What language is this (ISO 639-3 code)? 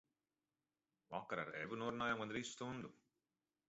lav